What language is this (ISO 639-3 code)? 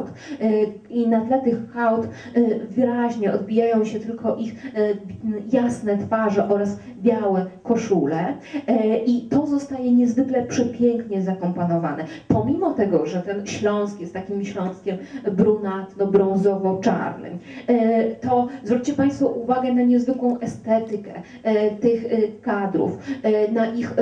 pol